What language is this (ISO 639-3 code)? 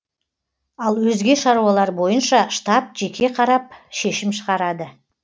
kaz